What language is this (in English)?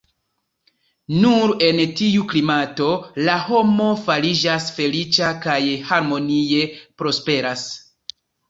Esperanto